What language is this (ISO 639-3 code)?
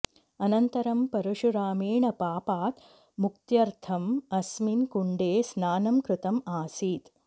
san